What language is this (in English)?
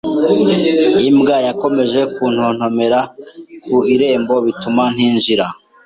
Kinyarwanda